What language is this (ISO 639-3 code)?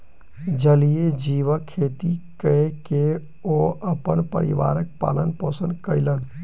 mai